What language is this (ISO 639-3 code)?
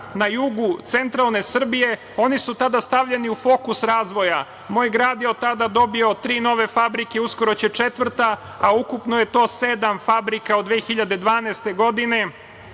srp